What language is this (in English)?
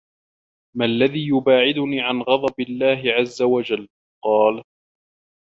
Arabic